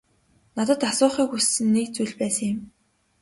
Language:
Mongolian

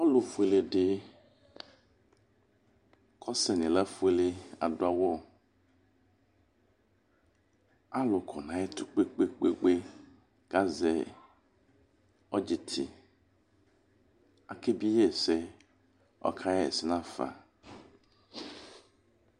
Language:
Ikposo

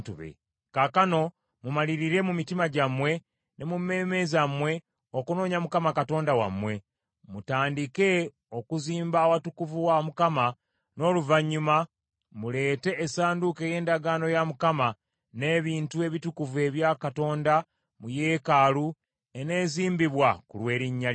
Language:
Ganda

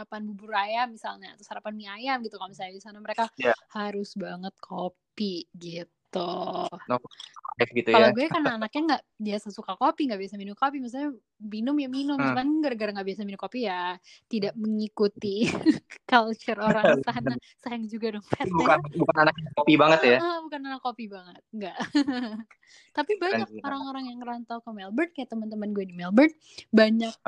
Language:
Indonesian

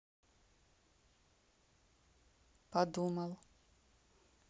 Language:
Russian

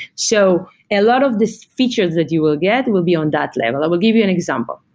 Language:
English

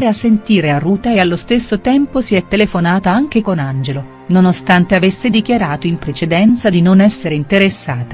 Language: Italian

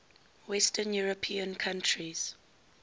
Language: English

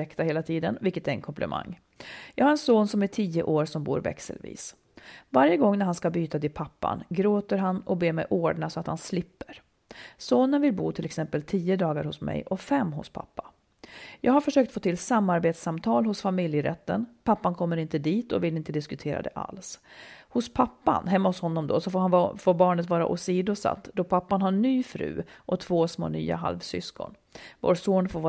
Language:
Swedish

